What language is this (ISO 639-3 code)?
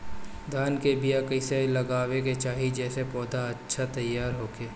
bho